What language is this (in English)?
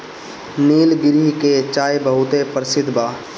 Bhojpuri